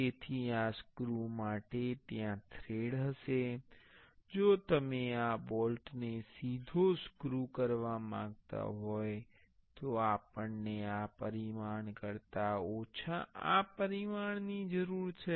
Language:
Gujarati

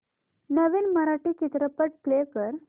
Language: Marathi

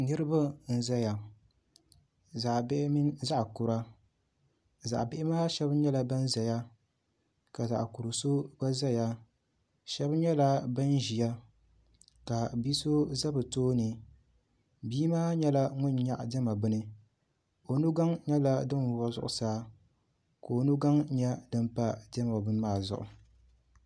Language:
Dagbani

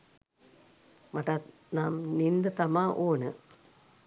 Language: Sinhala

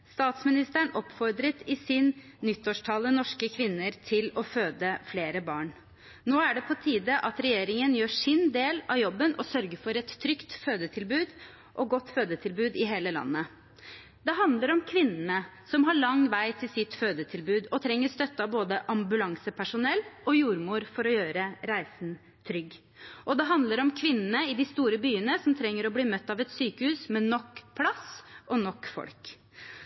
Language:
Norwegian Bokmål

